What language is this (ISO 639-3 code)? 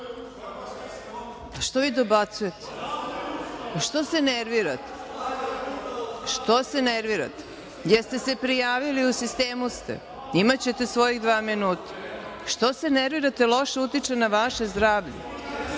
srp